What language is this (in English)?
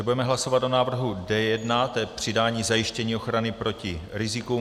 Czech